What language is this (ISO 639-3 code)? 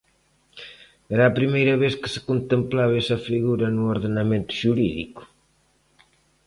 glg